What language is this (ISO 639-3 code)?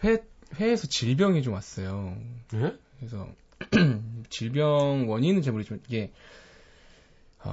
kor